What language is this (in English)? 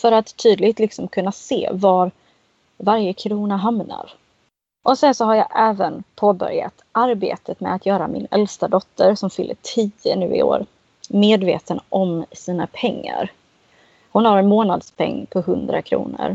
Swedish